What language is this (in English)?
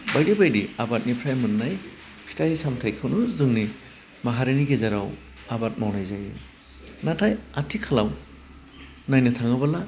Bodo